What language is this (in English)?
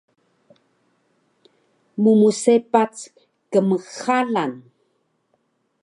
Taroko